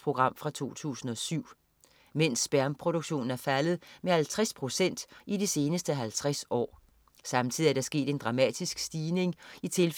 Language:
Danish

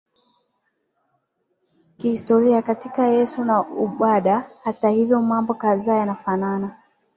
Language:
Swahili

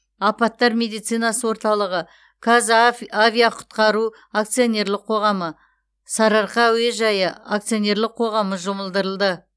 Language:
Kazakh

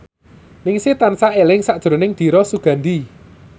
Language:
Javanese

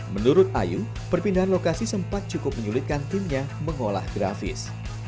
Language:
Indonesian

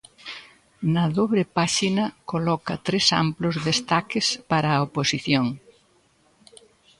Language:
Galician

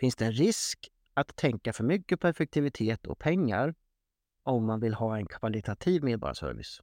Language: Swedish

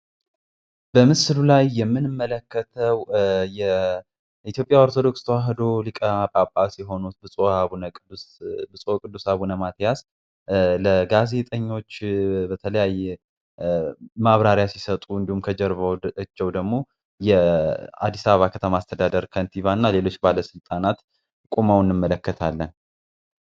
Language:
Amharic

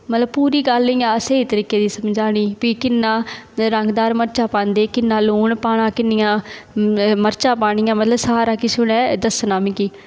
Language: Dogri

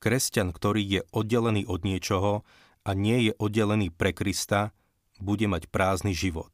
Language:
Slovak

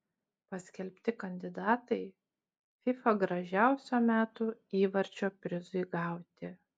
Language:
Lithuanian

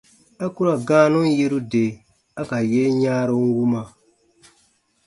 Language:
Baatonum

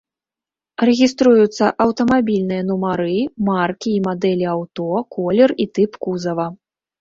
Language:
Belarusian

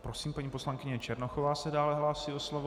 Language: Czech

